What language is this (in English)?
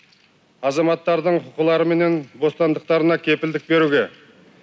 Kazakh